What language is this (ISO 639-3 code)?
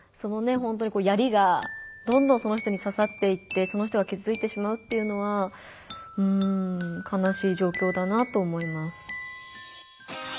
jpn